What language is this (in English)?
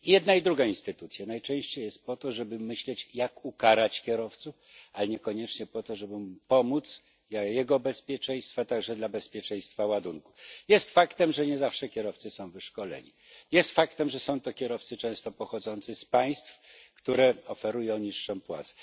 Polish